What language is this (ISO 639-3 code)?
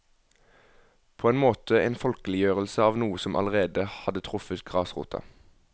nor